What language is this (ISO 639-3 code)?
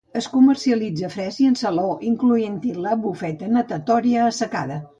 cat